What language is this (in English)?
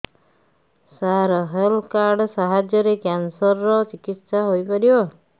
Odia